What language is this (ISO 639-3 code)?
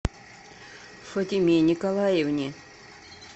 rus